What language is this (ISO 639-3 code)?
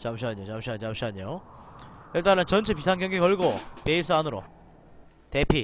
kor